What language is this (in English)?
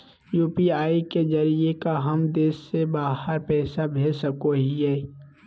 Magahi